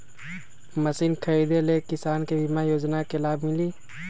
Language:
Magahi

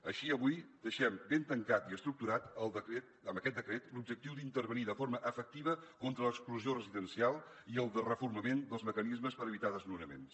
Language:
Catalan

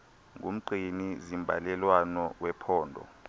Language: Xhosa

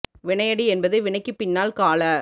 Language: Tamil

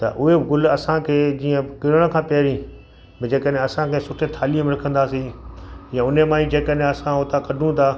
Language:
Sindhi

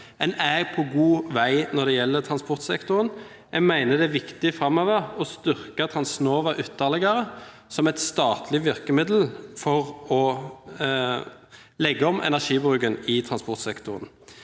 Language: Norwegian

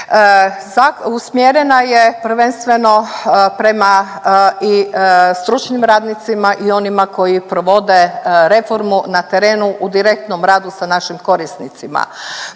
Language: Croatian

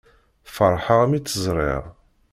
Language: Kabyle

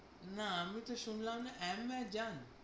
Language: Bangla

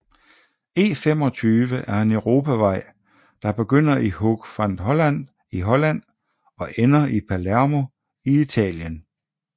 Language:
Danish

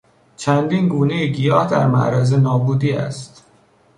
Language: Persian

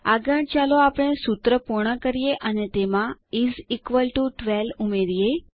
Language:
Gujarati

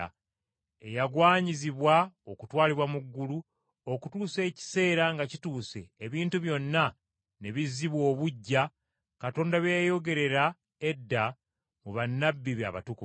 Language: Ganda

